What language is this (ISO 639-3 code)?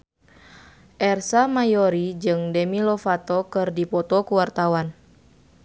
sun